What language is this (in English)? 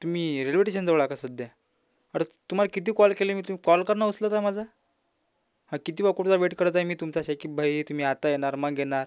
Marathi